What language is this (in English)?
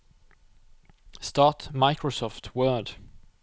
Norwegian